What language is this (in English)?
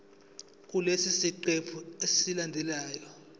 Zulu